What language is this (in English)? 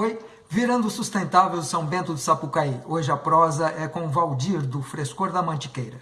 Portuguese